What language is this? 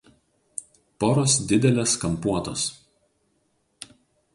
Lithuanian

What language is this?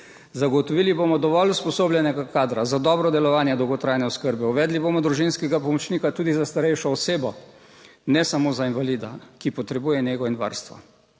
Slovenian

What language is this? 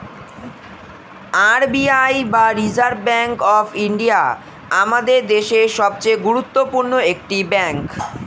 Bangla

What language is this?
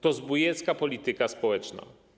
Polish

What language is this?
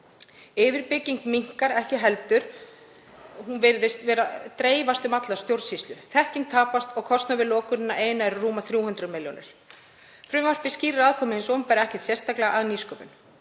Icelandic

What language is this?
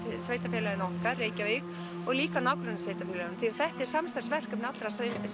Icelandic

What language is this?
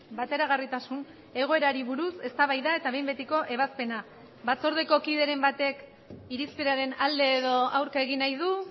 Basque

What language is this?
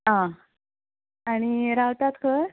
Konkani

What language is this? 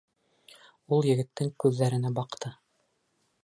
Bashkir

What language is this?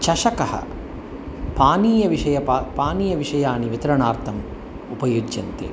Sanskrit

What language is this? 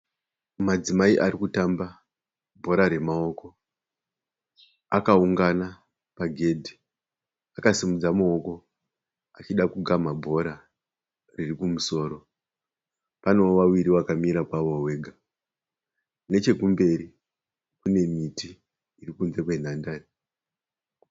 Shona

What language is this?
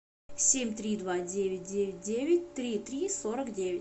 Russian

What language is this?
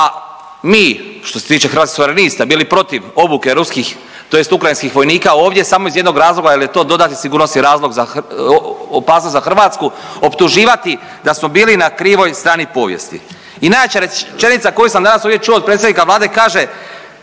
Croatian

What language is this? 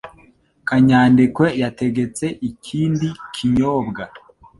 Kinyarwanda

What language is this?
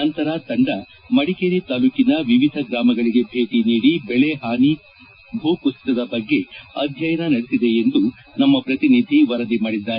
Kannada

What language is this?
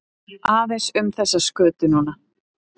Icelandic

